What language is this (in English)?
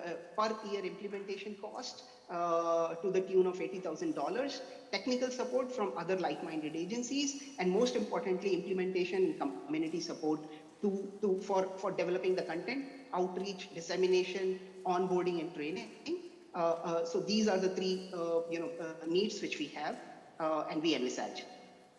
English